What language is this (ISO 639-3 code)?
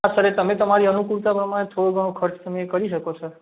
guj